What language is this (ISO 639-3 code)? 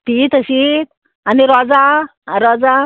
kok